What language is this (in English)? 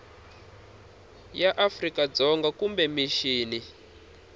Tsonga